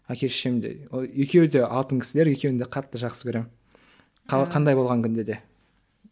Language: Kazakh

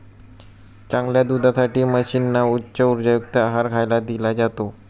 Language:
Marathi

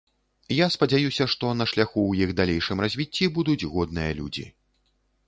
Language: Belarusian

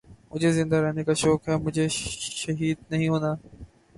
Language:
Urdu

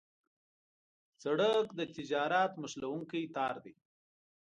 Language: Pashto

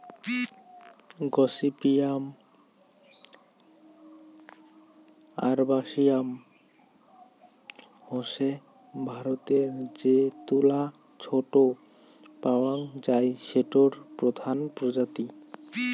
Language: Bangla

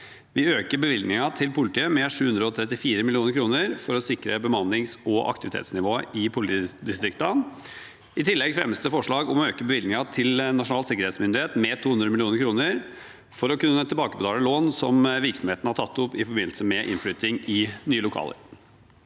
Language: Norwegian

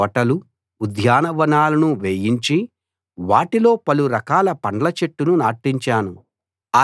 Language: Telugu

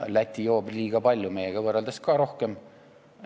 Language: Estonian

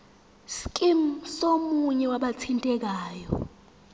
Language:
Zulu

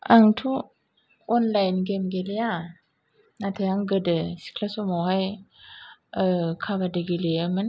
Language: Bodo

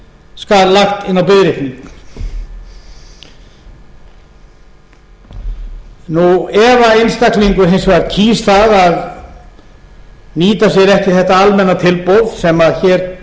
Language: Icelandic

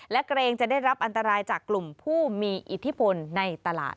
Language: Thai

